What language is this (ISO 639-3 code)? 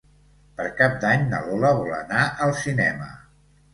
cat